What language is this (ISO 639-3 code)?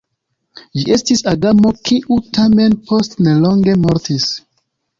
epo